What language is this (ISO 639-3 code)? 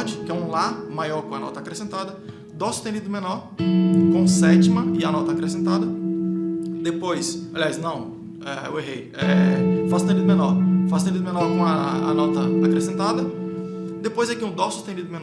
por